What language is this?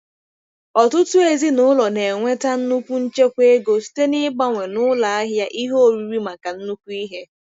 Igbo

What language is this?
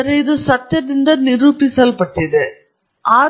Kannada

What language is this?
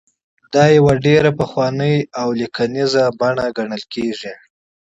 Pashto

